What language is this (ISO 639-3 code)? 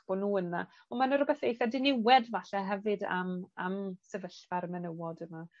cym